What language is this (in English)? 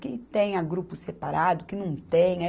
Portuguese